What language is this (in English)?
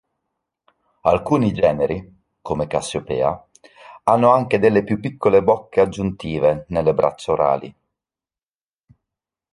Italian